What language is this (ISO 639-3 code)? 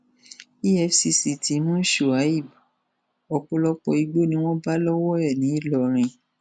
yor